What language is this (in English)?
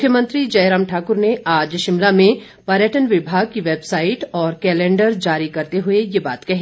Hindi